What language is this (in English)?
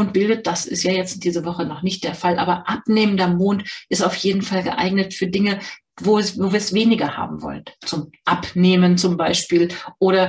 German